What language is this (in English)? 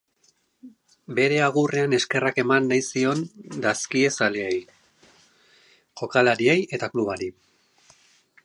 Basque